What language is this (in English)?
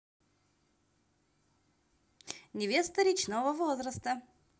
Russian